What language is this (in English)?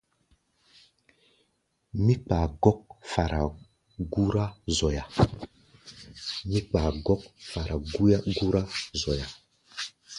Gbaya